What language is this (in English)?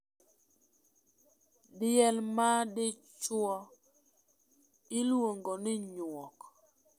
Luo (Kenya and Tanzania)